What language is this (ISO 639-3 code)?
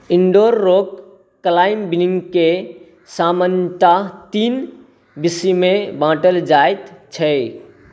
mai